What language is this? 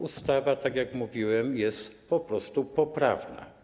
Polish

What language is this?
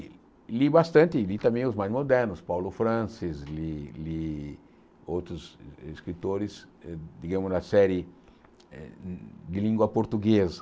Portuguese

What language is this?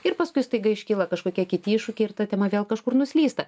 Lithuanian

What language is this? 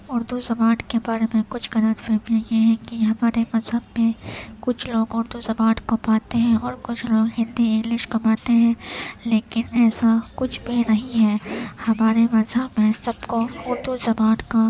Urdu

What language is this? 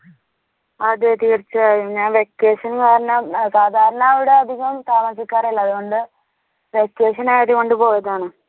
Malayalam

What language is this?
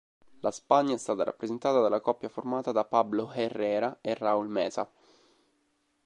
Italian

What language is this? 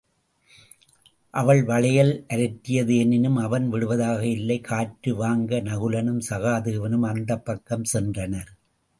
Tamil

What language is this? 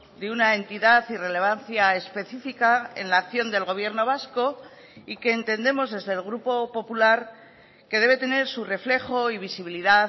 Spanish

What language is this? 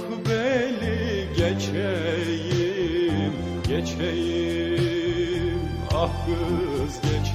Turkish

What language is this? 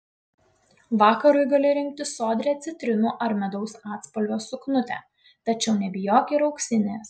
Lithuanian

